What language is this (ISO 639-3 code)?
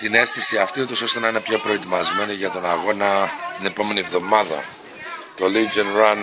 ell